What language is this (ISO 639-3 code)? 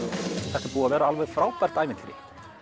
isl